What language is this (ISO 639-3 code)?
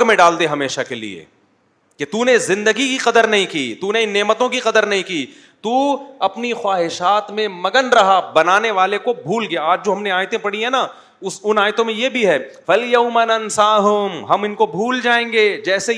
urd